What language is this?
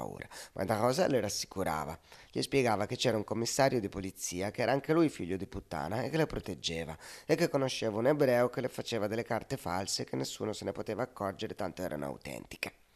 Italian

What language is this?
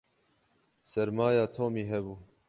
Kurdish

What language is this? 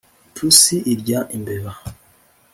Kinyarwanda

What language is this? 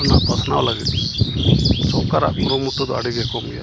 Santali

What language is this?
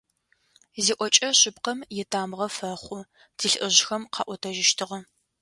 Adyghe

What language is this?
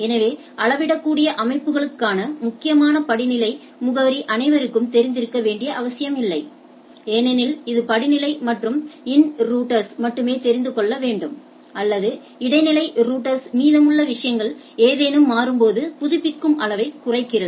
Tamil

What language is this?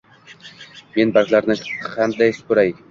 Uzbek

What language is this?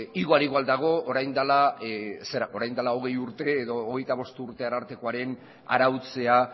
Basque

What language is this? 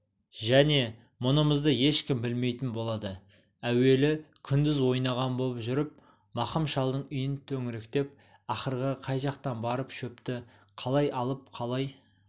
Kazakh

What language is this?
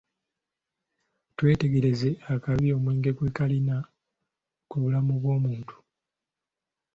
Ganda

